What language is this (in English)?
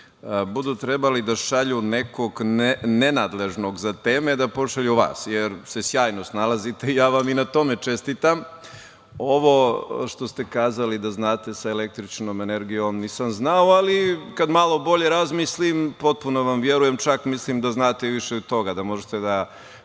Serbian